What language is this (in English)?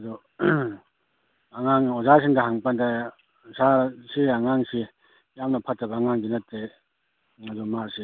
Manipuri